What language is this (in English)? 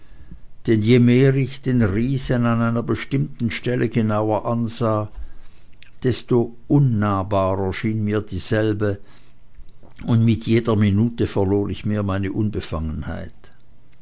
German